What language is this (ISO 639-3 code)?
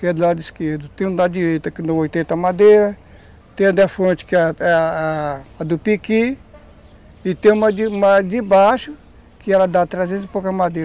por